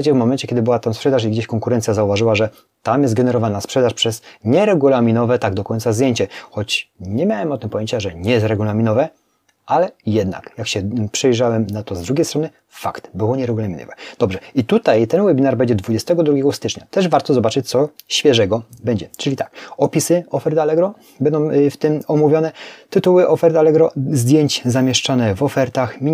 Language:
Polish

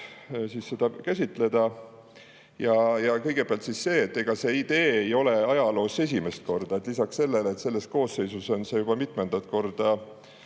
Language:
Estonian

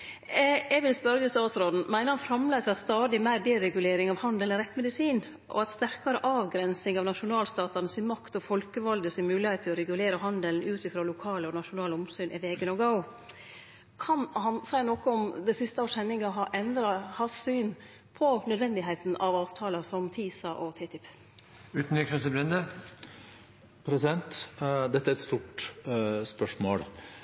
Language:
Norwegian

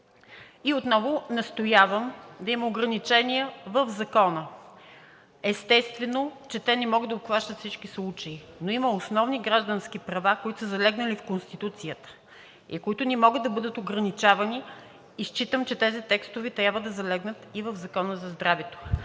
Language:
Bulgarian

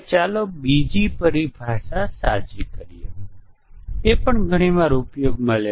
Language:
Gujarati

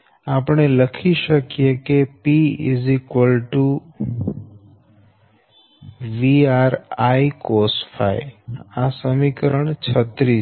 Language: Gujarati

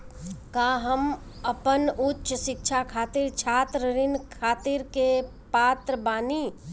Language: Bhojpuri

